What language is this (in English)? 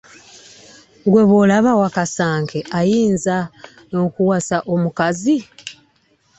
Ganda